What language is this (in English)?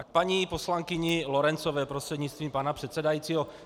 Czech